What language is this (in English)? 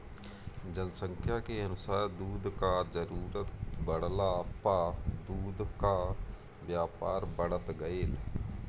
Bhojpuri